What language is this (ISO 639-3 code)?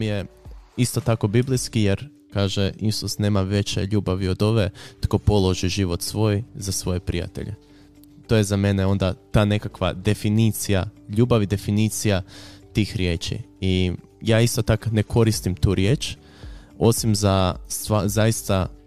hrv